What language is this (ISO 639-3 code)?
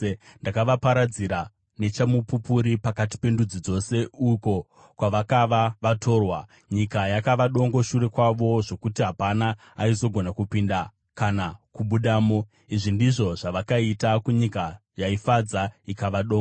sna